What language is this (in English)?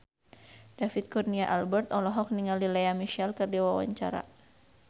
Sundanese